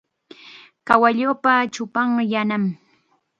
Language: Chiquián Ancash Quechua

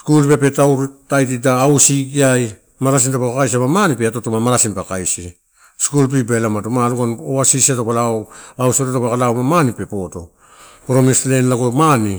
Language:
Torau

